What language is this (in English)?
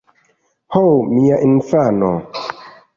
Esperanto